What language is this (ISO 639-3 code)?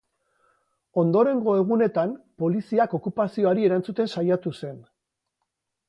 eus